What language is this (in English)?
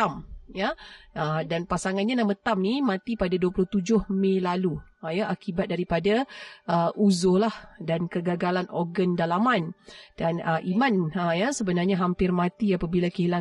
Malay